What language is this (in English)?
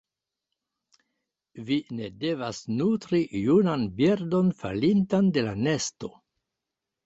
Esperanto